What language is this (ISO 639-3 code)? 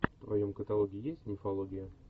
rus